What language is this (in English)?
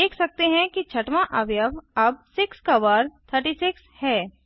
Hindi